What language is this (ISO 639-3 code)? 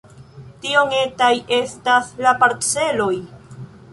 epo